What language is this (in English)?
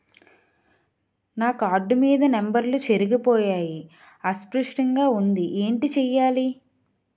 Telugu